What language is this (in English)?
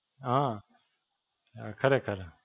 Gujarati